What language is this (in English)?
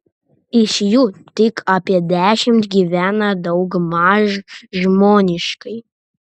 Lithuanian